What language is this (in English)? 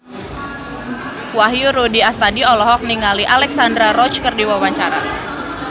Sundanese